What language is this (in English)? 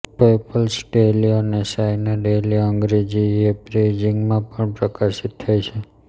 Gujarati